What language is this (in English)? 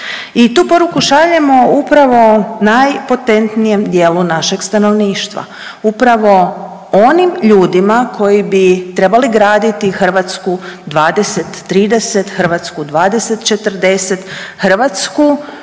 Croatian